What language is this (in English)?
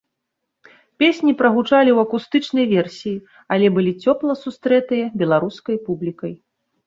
Belarusian